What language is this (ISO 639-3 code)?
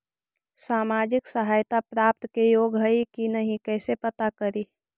mag